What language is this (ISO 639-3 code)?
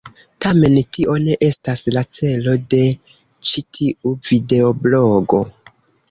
epo